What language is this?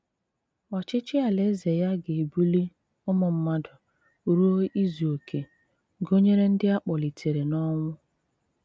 Igbo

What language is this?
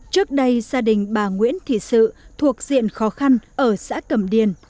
Vietnamese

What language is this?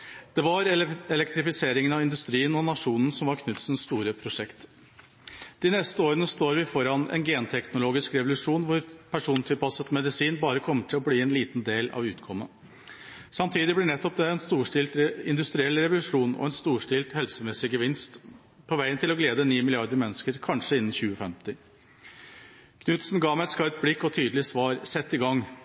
Norwegian Bokmål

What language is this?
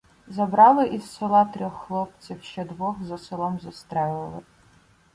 Ukrainian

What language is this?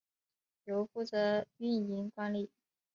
Chinese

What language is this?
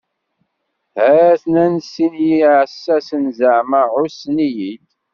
Kabyle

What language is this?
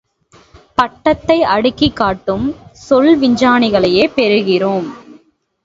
Tamil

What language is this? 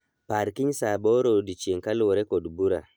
Luo (Kenya and Tanzania)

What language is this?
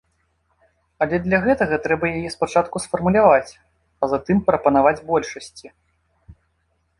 Belarusian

